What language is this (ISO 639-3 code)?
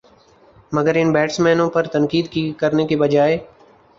urd